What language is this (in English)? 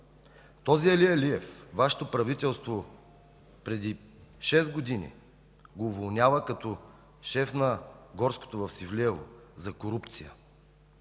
Bulgarian